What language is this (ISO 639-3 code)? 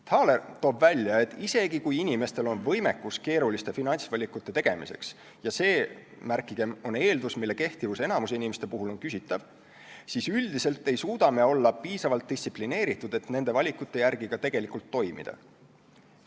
est